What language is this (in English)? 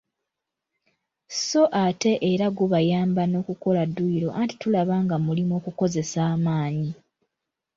Ganda